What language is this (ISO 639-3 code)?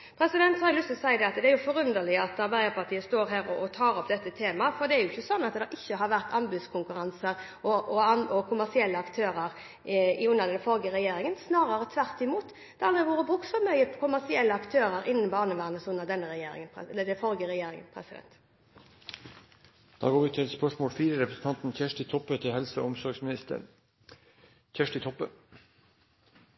nor